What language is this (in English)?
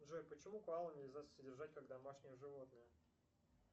Russian